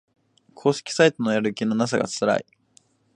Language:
Japanese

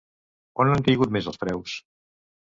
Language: Catalan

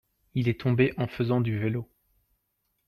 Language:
French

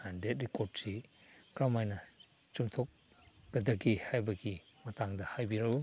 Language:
Manipuri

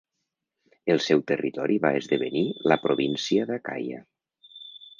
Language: Catalan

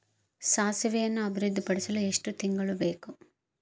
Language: Kannada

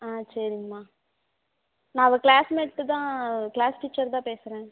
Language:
Tamil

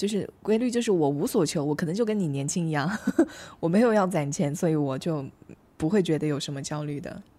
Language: Chinese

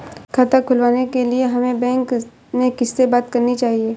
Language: Hindi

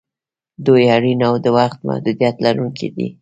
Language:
Pashto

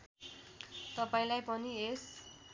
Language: Nepali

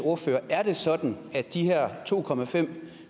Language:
Danish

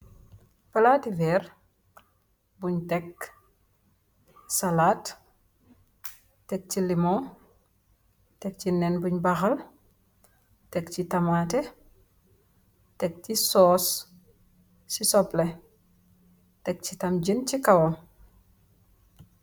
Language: Wolof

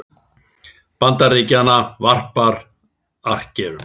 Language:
Icelandic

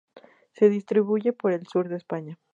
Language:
Spanish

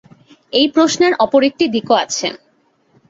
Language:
Bangla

